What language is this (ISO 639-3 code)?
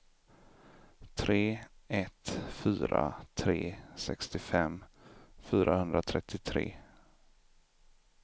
swe